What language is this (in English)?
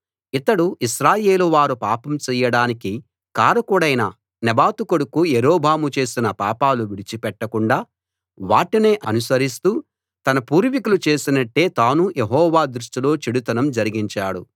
Telugu